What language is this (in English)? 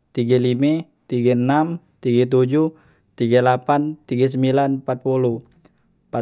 Musi